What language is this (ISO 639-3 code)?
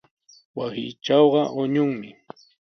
qws